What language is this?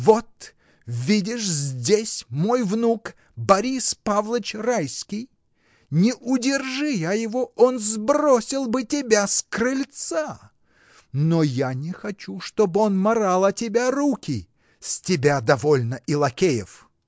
Russian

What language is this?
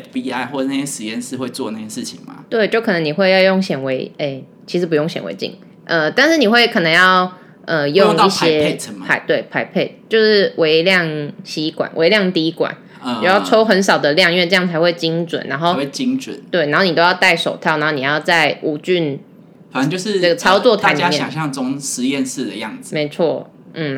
Chinese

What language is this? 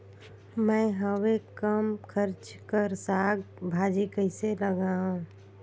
Chhattisgarhi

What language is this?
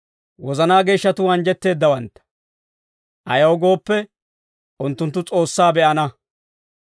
Dawro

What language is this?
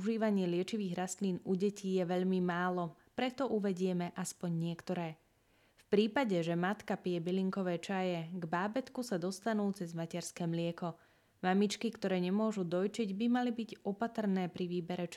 Slovak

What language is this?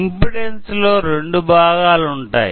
Telugu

